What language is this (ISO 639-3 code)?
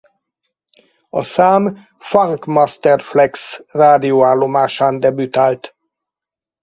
hun